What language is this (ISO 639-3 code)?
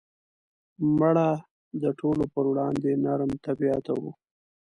pus